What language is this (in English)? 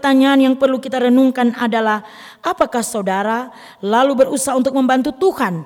Indonesian